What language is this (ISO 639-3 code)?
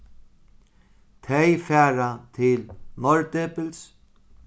fao